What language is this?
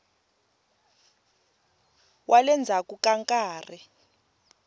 Tsonga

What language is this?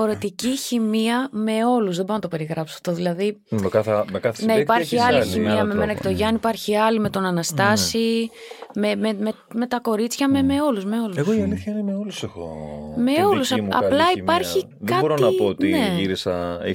Greek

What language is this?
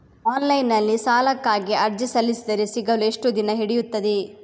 Kannada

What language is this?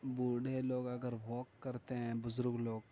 Urdu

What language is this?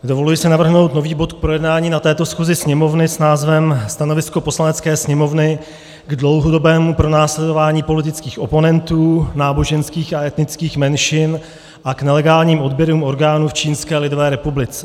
Czech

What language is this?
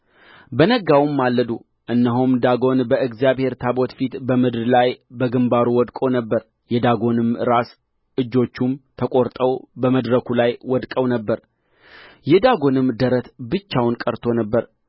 Amharic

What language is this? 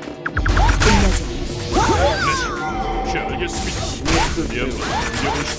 Korean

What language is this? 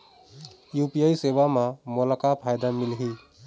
Chhattisgarhi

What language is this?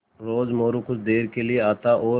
Hindi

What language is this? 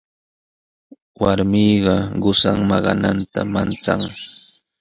Sihuas Ancash Quechua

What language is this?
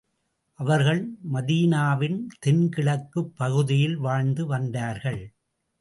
Tamil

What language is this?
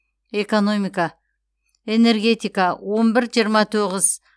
Kazakh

